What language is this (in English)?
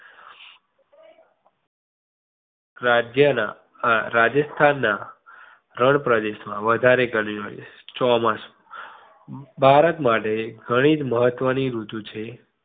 Gujarati